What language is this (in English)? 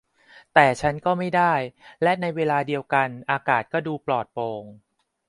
Thai